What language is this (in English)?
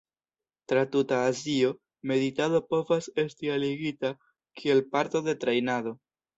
Esperanto